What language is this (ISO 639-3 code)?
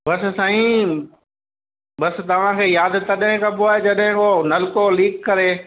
snd